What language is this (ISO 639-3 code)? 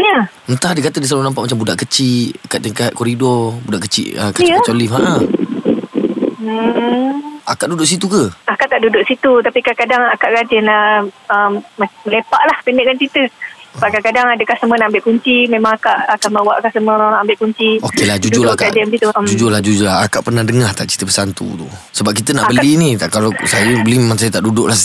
msa